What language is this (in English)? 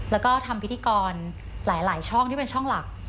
Thai